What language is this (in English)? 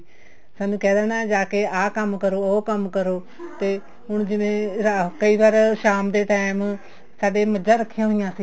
Punjabi